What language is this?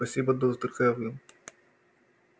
Russian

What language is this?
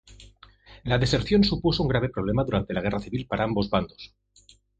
Spanish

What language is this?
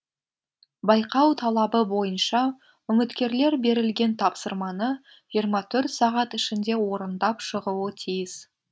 Kazakh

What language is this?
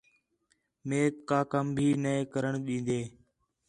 Khetrani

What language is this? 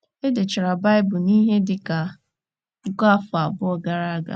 Igbo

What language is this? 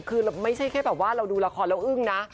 Thai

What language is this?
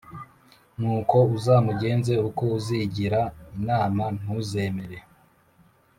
Kinyarwanda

